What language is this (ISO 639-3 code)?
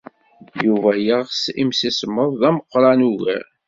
kab